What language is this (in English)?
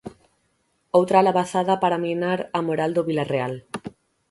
Galician